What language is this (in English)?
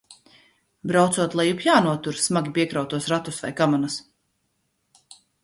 Latvian